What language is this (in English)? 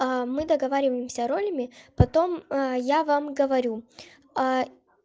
Russian